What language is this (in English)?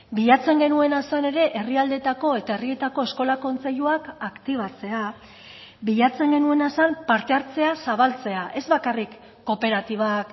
Basque